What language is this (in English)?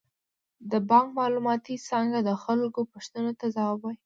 Pashto